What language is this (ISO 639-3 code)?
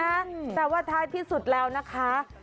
tha